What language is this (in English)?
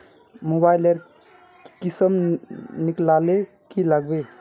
Magahi